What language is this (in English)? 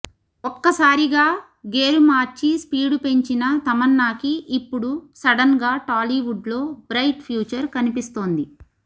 Telugu